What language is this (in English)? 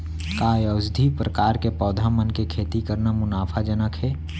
Chhattisgarhi